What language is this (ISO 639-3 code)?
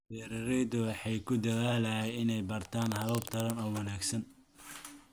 som